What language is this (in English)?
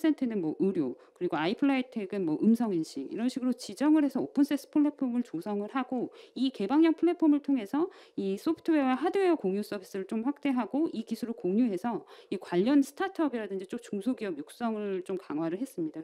Korean